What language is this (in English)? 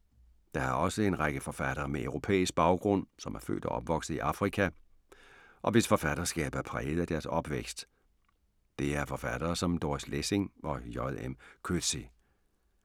Danish